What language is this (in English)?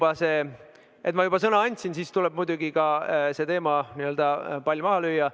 Estonian